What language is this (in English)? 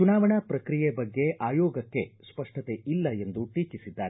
Kannada